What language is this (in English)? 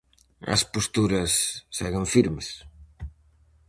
Galician